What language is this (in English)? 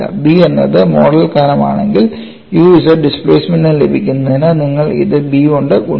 Malayalam